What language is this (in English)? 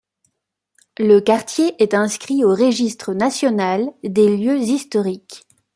French